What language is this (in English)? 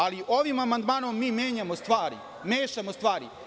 Serbian